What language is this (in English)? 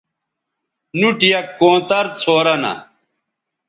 Bateri